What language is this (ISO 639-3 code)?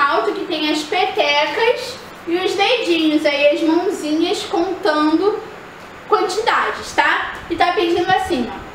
por